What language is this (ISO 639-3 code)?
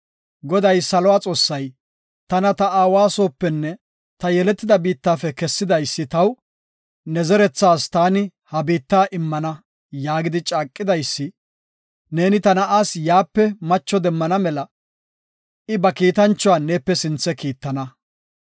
gof